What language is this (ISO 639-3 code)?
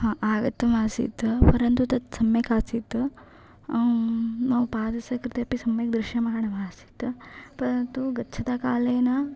san